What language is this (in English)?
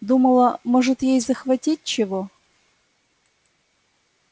Russian